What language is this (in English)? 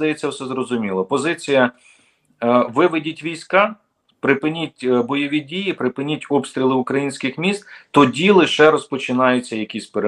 Ukrainian